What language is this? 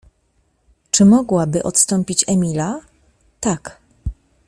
Polish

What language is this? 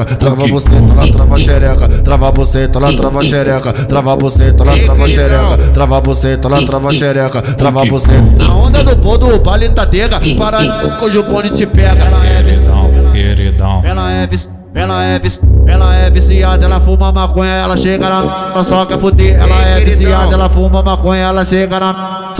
Portuguese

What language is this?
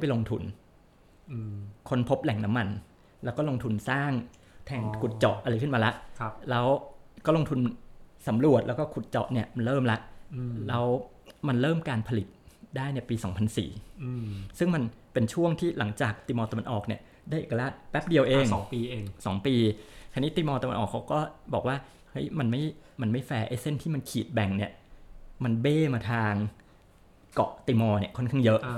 Thai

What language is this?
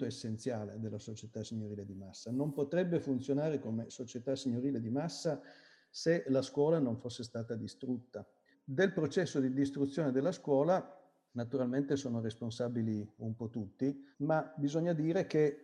Italian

